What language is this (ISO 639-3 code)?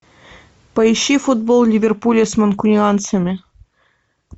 rus